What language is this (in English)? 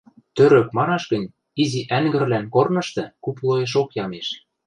Western Mari